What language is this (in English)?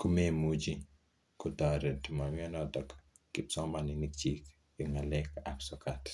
Kalenjin